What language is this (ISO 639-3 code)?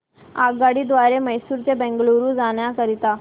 mar